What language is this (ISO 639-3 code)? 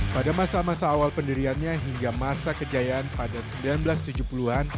ind